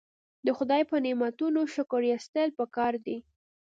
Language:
Pashto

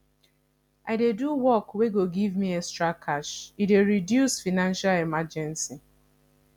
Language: Nigerian Pidgin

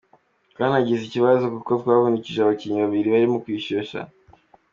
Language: Kinyarwanda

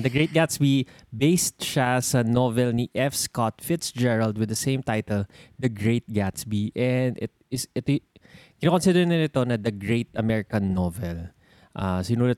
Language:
Filipino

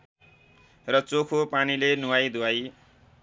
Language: Nepali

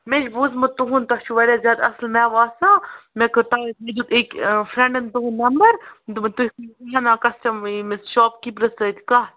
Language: Kashmiri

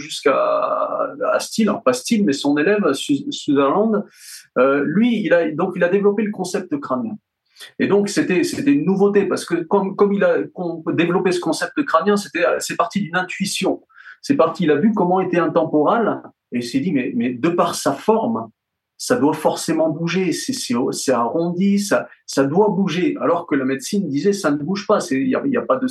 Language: French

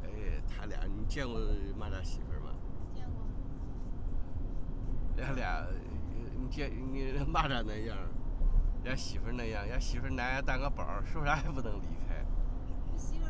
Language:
Chinese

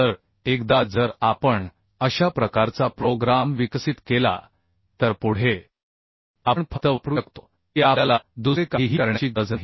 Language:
Marathi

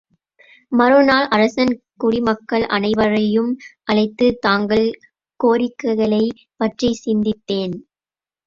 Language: Tamil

